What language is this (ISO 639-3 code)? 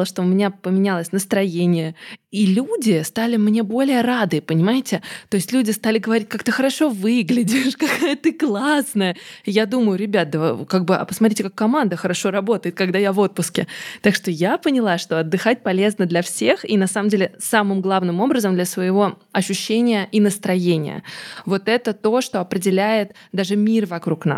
rus